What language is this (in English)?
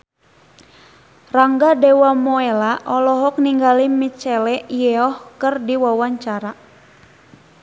Sundanese